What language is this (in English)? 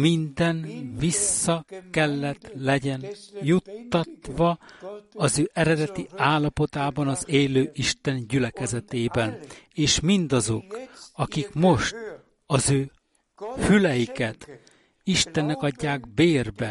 Hungarian